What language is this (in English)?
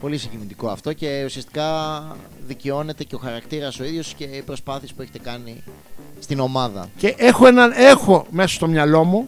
Greek